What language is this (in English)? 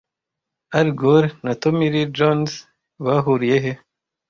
Kinyarwanda